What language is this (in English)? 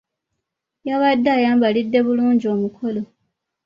Ganda